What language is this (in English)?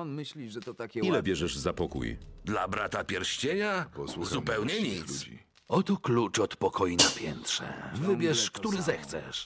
Polish